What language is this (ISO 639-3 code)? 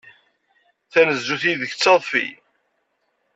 kab